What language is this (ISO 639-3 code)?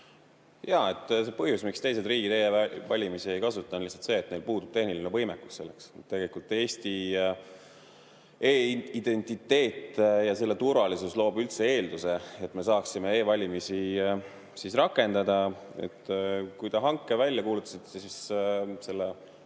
est